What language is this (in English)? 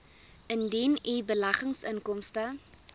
Afrikaans